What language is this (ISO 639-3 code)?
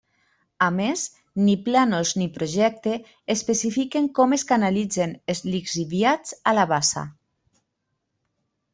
cat